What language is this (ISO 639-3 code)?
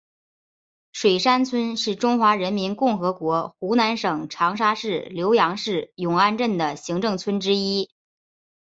zho